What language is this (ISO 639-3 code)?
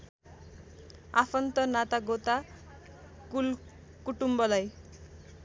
nep